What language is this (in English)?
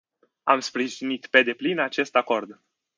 Romanian